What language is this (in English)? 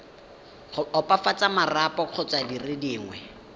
Tswana